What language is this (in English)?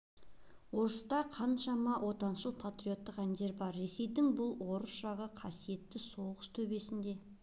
Kazakh